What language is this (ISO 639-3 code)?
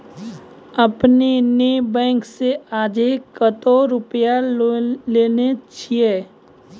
mai